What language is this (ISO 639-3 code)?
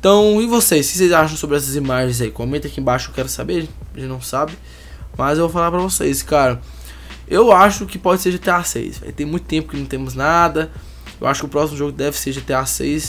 por